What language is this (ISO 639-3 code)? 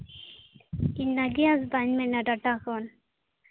sat